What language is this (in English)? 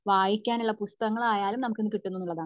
Malayalam